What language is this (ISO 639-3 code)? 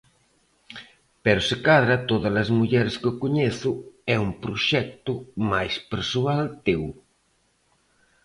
glg